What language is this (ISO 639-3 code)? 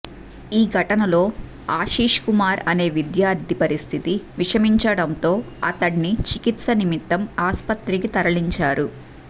tel